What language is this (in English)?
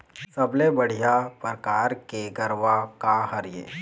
Chhattisgarhi